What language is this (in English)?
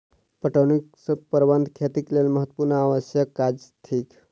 Maithili